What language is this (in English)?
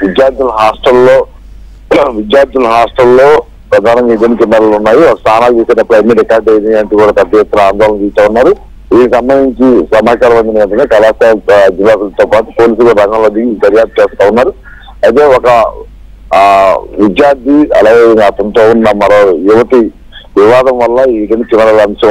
Telugu